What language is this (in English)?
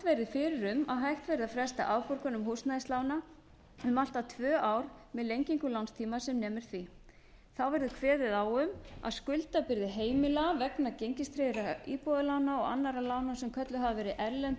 Icelandic